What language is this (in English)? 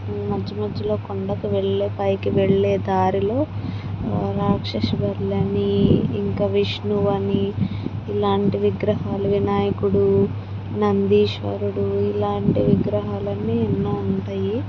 Telugu